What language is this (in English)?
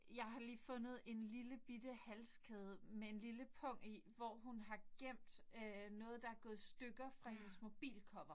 Danish